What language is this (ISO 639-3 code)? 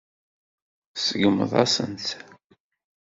kab